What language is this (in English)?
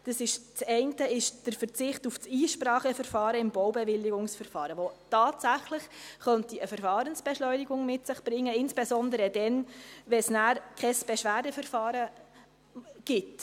Swiss German